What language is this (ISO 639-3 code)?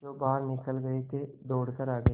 hin